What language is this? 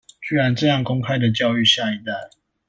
Chinese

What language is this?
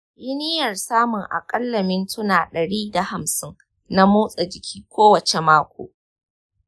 Hausa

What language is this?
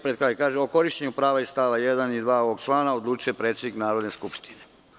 Serbian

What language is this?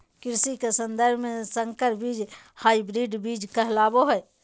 Magahi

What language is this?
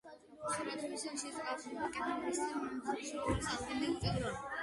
Georgian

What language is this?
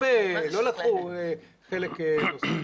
Hebrew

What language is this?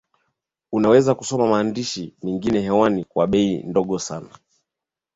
Swahili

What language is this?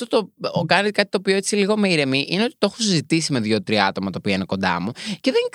Greek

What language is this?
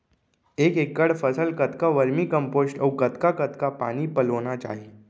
Chhattisgarhi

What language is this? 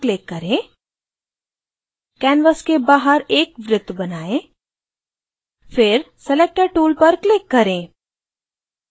Hindi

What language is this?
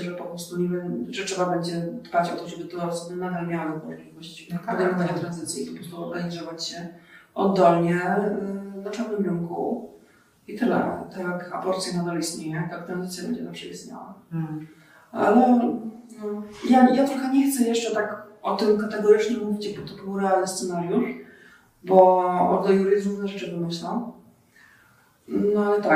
Polish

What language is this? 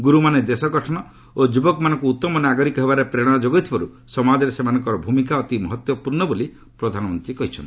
Odia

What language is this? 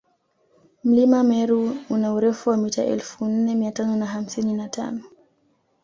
Swahili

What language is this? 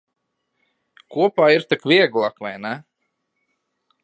Latvian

